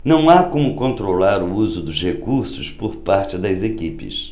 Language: Portuguese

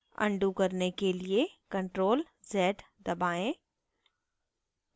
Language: Hindi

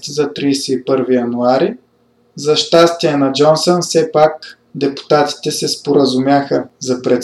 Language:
Bulgarian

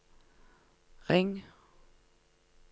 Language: Norwegian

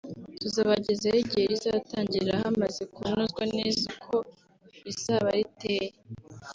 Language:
Kinyarwanda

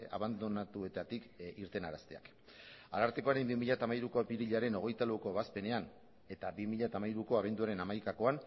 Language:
Basque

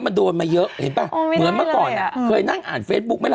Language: Thai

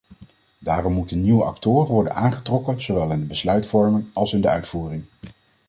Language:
Dutch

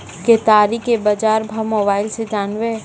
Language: Maithili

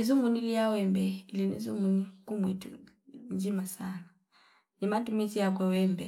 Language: Fipa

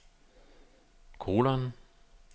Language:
Danish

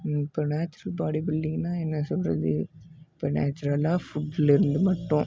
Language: Tamil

